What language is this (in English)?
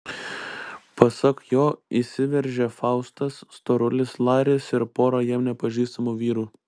Lithuanian